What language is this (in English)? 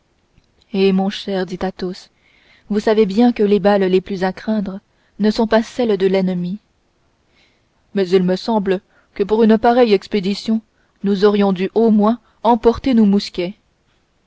French